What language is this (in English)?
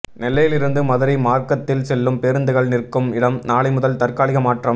Tamil